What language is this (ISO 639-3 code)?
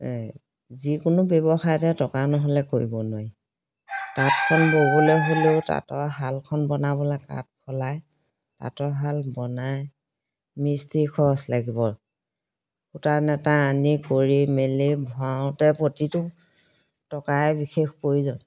asm